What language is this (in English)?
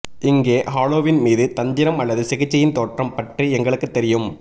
Tamil